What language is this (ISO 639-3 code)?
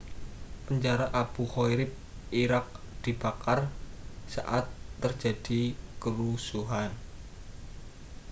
ind